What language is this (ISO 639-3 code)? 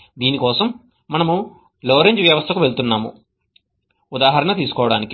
tel